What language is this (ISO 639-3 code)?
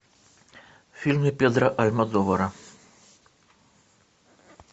rus